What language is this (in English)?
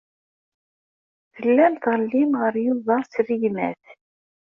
Kabyle